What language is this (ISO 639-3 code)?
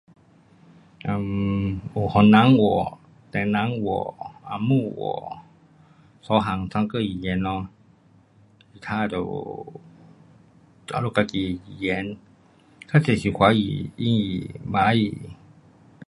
cpx